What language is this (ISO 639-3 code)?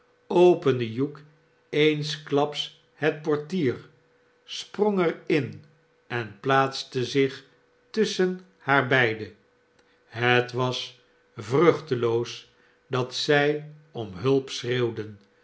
nld